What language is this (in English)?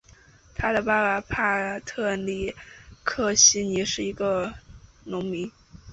Chinese